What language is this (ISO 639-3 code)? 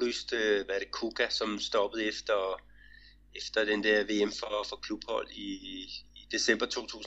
dan